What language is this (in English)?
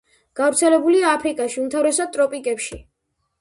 Georgian